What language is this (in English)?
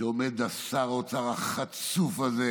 Hebrew